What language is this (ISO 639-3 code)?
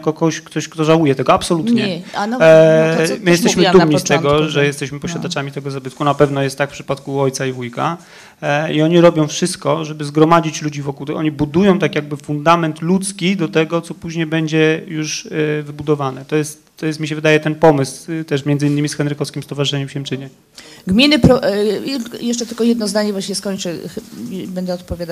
pol